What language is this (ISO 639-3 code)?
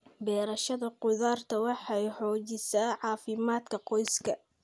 som